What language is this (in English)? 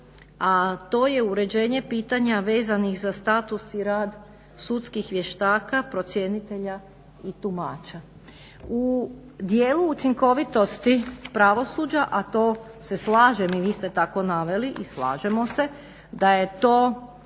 Croatian